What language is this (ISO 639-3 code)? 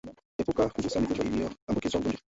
swa